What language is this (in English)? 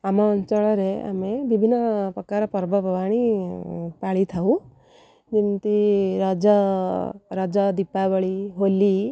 Odia